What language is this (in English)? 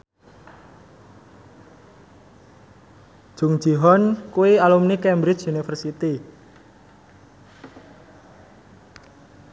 Javanese